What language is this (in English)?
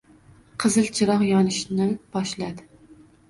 Uzbek